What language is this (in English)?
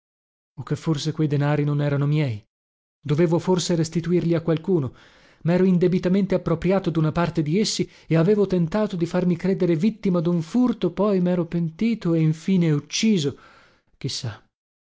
Italian